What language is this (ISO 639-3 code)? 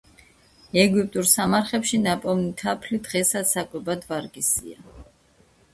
kat